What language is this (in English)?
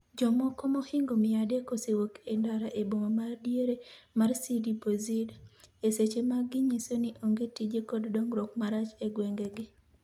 Luo (Kenya and Tanzania)